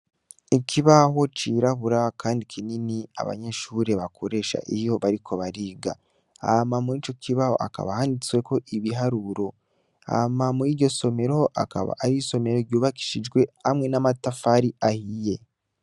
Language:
Rundi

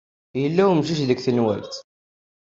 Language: Kabyle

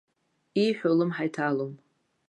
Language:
Abkhazian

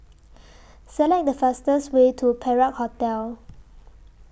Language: English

